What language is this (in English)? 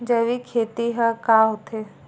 Chhattisgarhi